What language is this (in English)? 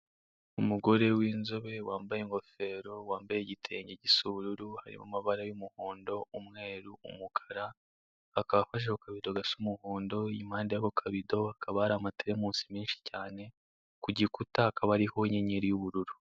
Kinyarwanda